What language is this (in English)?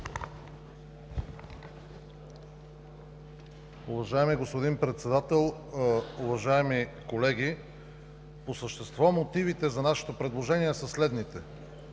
Bulgarian